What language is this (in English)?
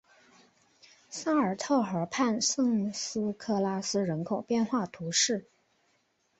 Chinese